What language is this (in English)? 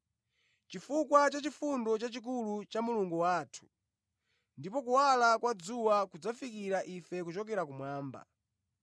Nyanja